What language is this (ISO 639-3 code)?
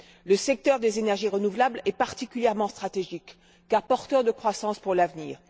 fra